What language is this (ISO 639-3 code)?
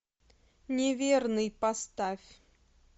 rus